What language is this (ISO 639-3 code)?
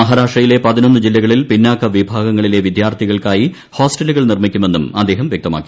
mal